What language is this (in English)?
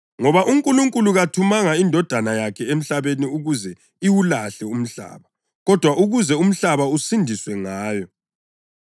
North Ndebele